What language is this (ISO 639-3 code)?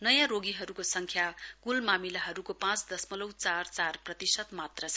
nep